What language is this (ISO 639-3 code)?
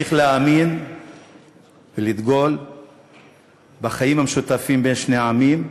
heb